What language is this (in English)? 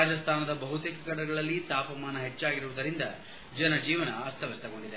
Kannada